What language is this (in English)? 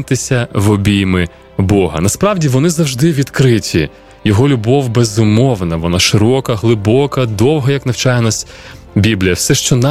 Ukrainian